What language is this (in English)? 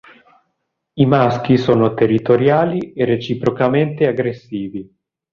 Italian